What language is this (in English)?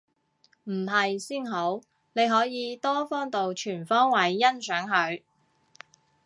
Cantonese